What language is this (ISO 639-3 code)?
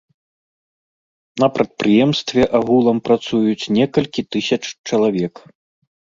bel